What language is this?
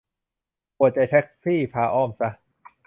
Thai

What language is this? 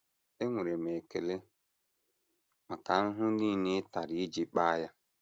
Igbo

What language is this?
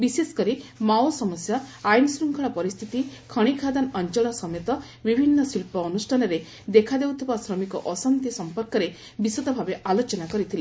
Odia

